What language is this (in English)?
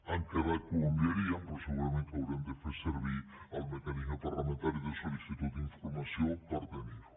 Catalan